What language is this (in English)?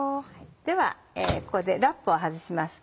Japanese